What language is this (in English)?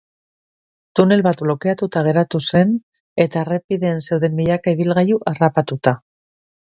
Basque